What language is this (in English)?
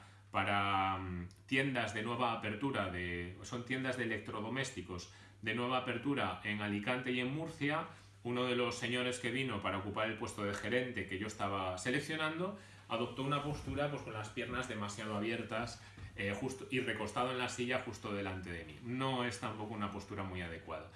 Spanish